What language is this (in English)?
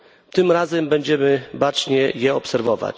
Polish